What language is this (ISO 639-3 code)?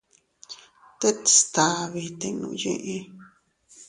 cut